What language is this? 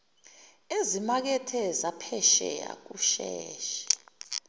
Zulu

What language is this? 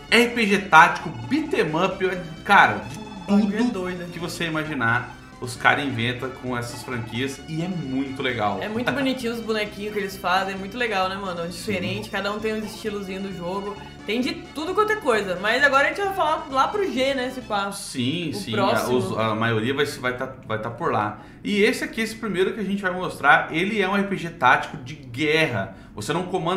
Portuguese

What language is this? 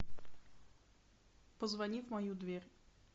Russian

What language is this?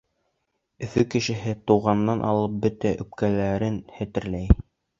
Bashkir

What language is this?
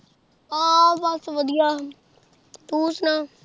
Punjabi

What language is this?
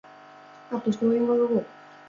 Basque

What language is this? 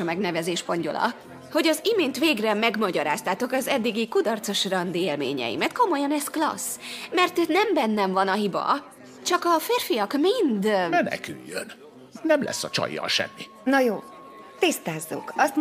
Hungarian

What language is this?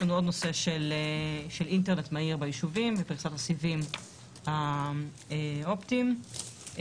Hebrew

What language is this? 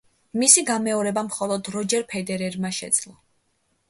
Georgian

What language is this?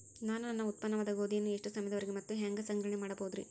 Kannada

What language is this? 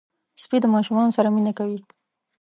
Pashto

